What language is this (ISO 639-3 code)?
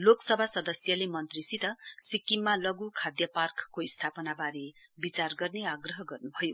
nep